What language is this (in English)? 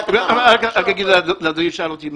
Hebrew